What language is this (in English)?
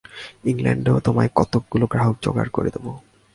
Bangla